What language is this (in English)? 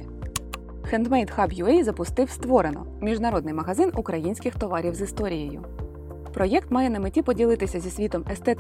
Ukrainian